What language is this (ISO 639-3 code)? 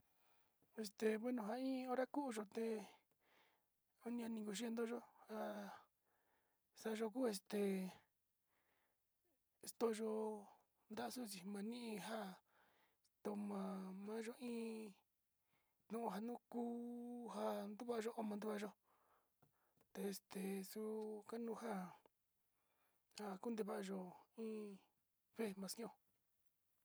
xti